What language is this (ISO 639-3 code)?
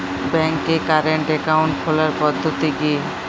ben